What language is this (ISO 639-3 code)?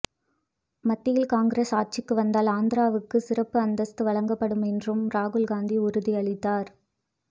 tam